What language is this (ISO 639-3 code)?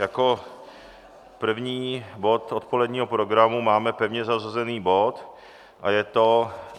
ces